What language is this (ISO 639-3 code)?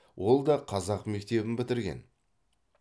kaz